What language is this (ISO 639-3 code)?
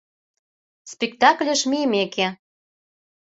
chm